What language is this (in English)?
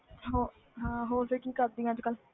Punjabi